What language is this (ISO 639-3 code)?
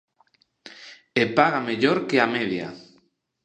glg